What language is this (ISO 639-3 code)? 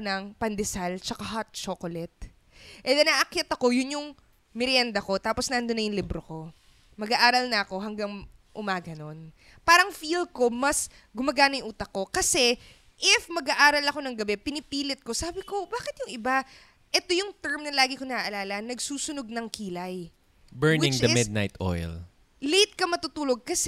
fil